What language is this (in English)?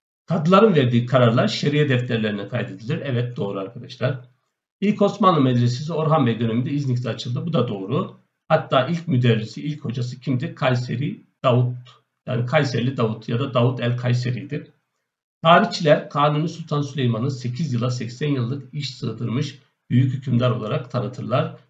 Turkish